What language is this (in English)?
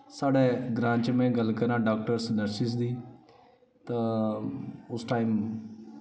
Dogri